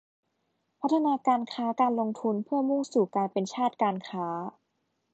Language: Thai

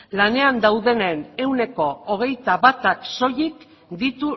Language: Basque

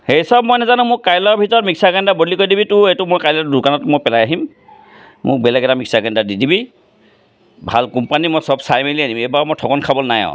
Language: Assamese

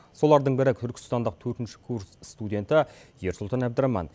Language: Kazakh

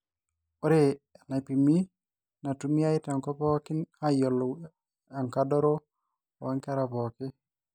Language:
Masai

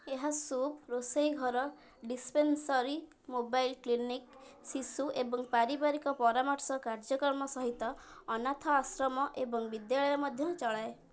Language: Odia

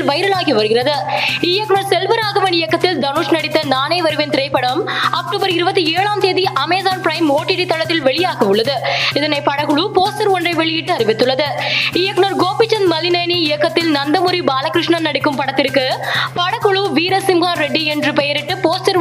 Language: Tamil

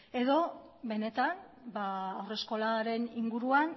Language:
Basque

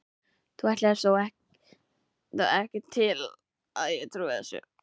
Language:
Icelandic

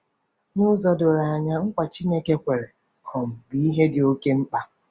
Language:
Igbo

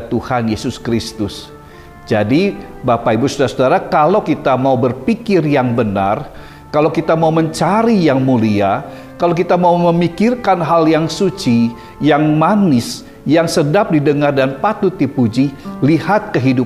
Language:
Indonesian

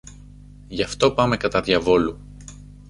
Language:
Greek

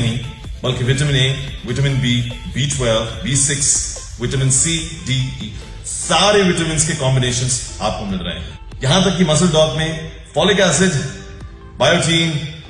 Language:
Hindi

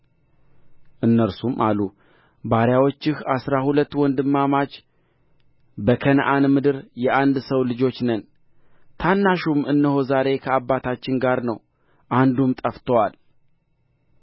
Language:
Amharic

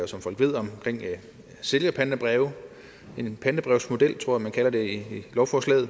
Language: Danish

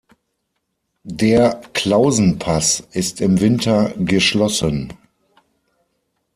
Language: German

